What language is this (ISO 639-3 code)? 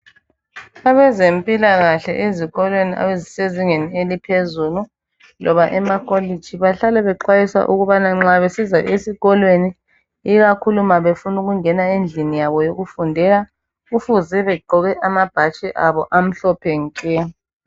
nde